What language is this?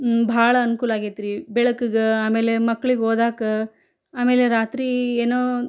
Kannada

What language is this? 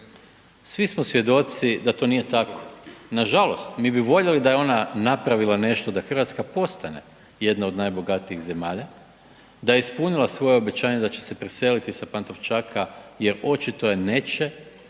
Croatian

